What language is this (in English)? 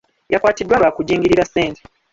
Ganda